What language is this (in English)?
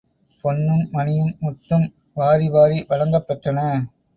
Tamil